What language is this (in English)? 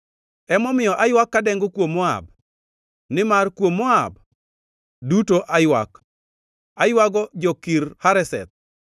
Luo (Kenya and Tanzania)